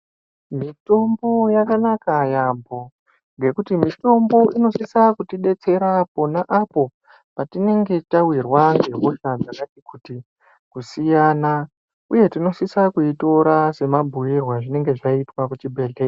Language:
Ndau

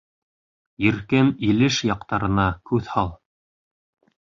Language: Bashkir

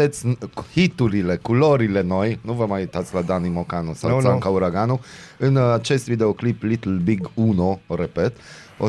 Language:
Romanian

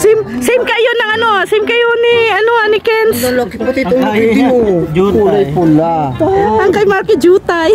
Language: Filipino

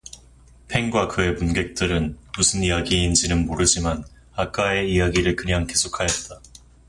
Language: Korean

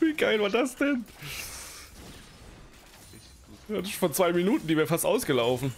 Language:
German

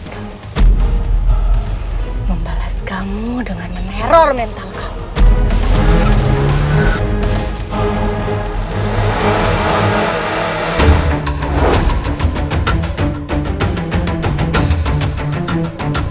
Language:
Indonesian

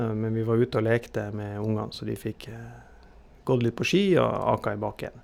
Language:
Norwegian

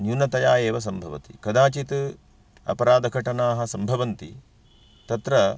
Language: Sanskrit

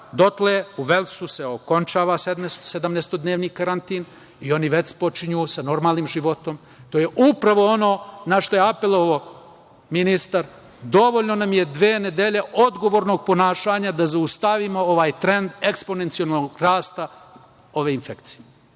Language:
Serbian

